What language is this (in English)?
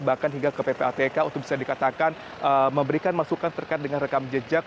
Indonesian